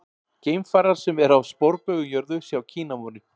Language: Icelandic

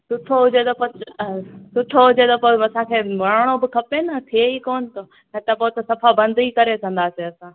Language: Sindhi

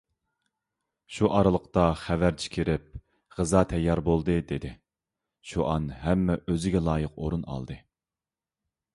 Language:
Uyghur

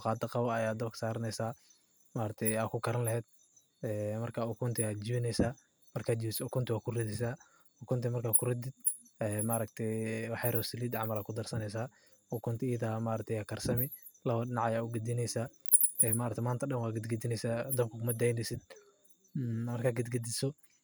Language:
Somali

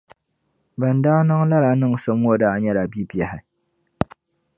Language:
Dagbani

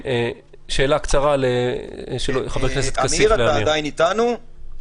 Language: Hebrew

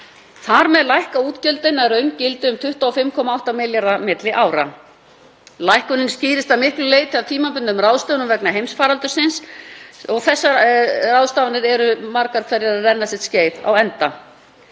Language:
Icelandic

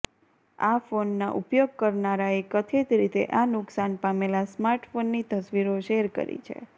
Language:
Gujarati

